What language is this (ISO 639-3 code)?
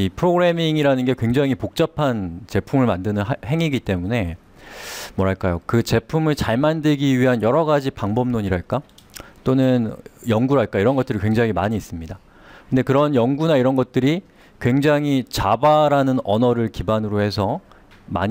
kor